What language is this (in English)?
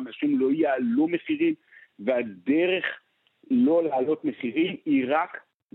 Hebrew